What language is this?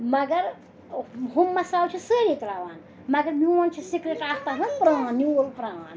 Kashmiri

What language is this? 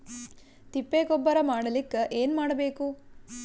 Kannada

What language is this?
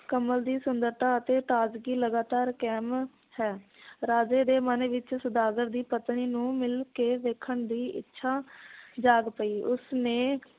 Punjabi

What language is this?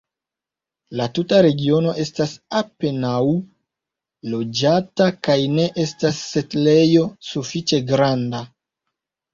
Esperanto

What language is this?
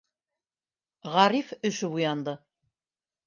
Bashkir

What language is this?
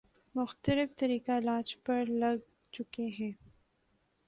Urdu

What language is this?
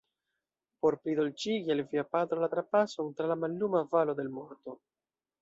Esperanto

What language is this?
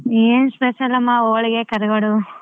Kannada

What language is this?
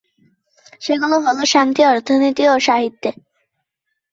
Bangla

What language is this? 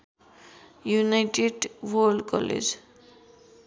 Nepali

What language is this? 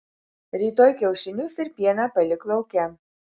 Lithuanian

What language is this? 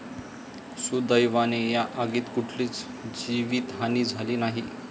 Marathi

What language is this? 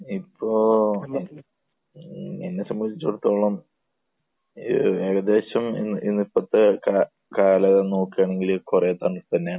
Malayalam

